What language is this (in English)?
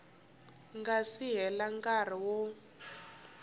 Tsonga